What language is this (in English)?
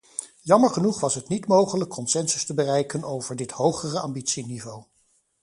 Dutch